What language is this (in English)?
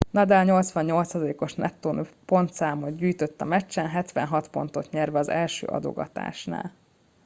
Hungarian